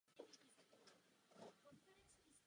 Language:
Czech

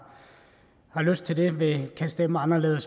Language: Danish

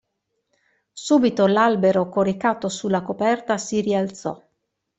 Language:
Italian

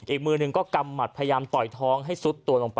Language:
Thai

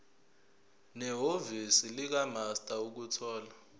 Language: Zulu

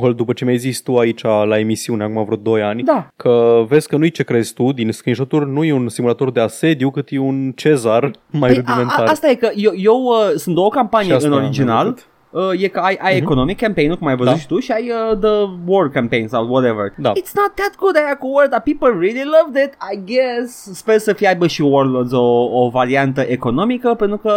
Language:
Romanian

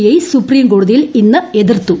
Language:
Malayalam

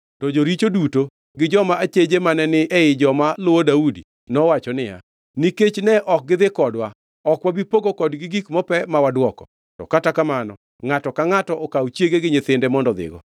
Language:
Luo (Kenya and Tanzania)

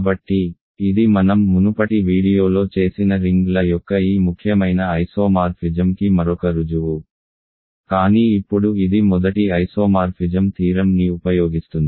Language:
Telugu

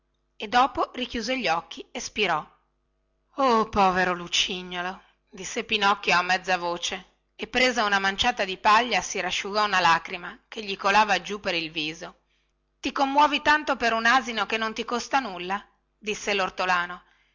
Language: Italian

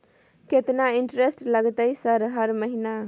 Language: Maithili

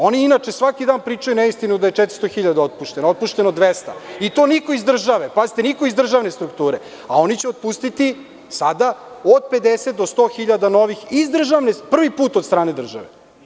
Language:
Serbian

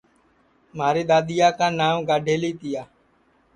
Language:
Sansi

